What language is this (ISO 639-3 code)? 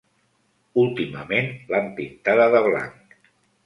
cat